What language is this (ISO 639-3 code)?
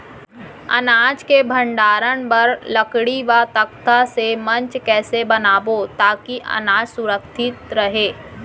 hne